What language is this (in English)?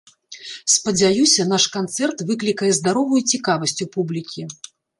Belarusian